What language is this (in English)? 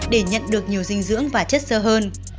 Vietnamese